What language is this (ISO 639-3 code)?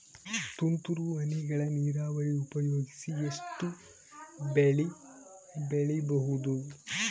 kan